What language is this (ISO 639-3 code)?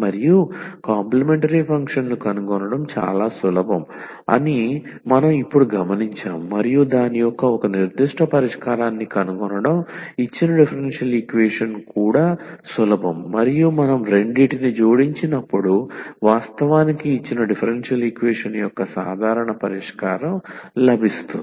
tel